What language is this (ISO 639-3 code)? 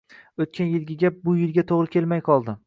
uzb